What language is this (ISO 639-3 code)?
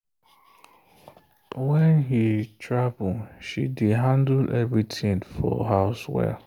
pcm